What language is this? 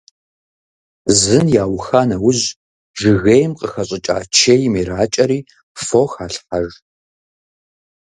Kabardian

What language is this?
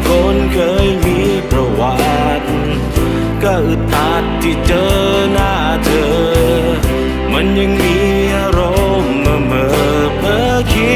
Thai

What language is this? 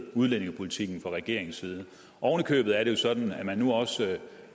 Danish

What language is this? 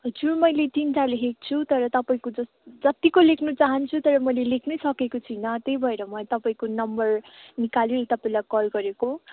Nepali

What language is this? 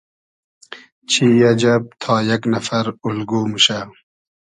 Hazaragi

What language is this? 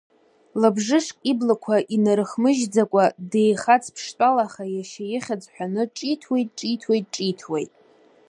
Abkhazian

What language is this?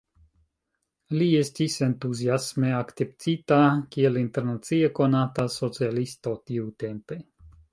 Esperanto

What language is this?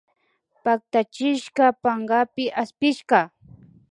Imbabura Highland Quichua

